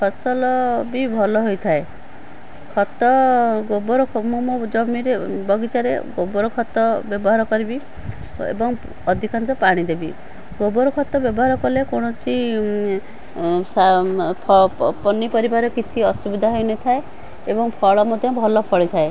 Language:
Odia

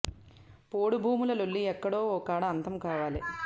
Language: Telugu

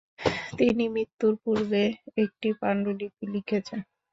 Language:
Bangla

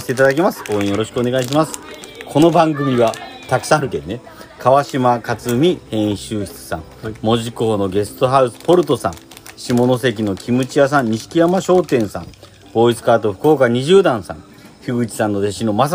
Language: Japanese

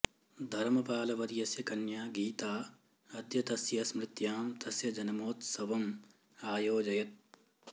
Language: Sanskrit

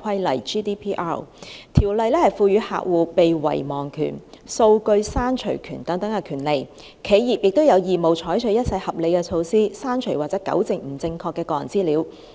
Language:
Cantonese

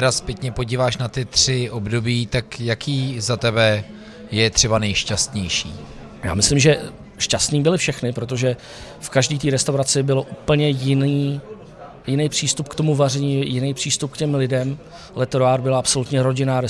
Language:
Czech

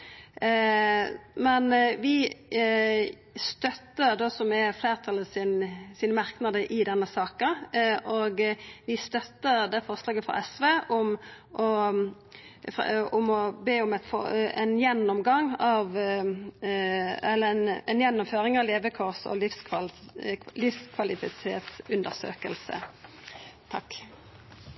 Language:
Norwegian Nynorsk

